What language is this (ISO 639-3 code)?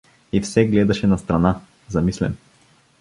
bul